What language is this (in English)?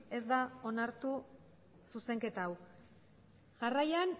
Basque